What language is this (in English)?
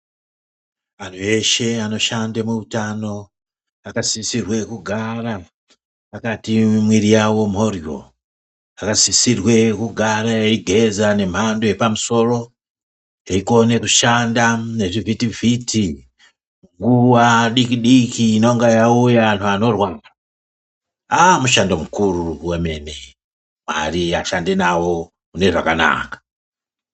Ndau